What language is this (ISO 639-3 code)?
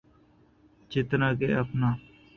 urd